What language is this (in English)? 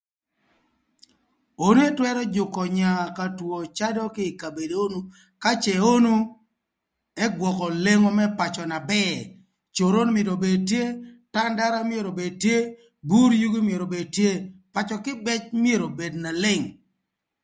Thur